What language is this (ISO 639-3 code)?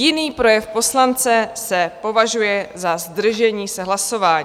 ces